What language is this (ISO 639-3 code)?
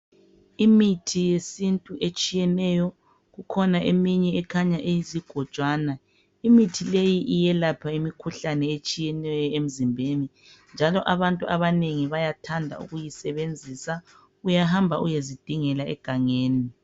nde